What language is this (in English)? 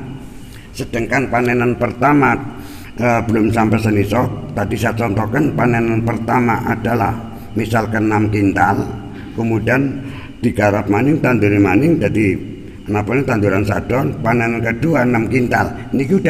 Indonesian